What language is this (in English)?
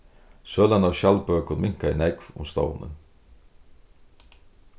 Faroese